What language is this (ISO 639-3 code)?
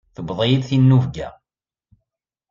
kab